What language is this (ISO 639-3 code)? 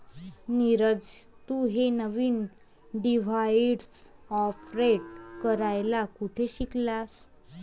mar